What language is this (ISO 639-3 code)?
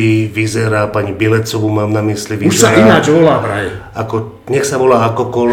slk